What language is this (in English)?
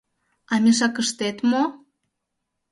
Mari